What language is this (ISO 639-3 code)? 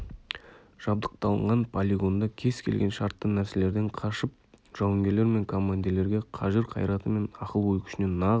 kaz